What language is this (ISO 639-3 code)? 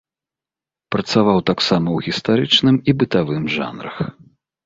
bel